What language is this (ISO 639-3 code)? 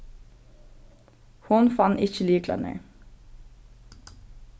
fao